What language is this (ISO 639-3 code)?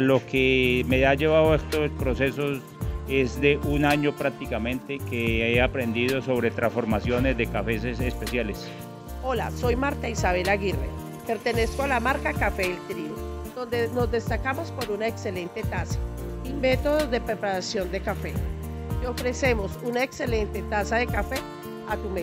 spa